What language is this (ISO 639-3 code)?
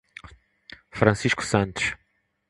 por